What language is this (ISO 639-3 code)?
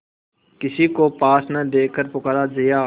hin